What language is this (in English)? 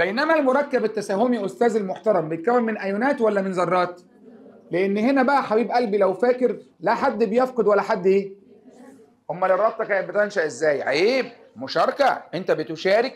Arabic